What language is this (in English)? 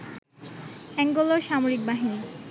Bangla